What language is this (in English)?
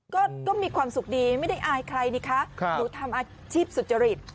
Thai